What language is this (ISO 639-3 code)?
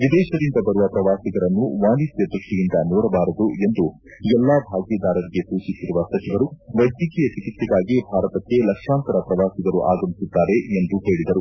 kan